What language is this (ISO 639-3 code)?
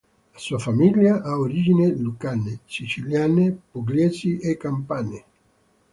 ita